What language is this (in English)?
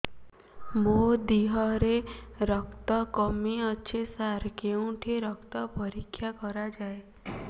Odia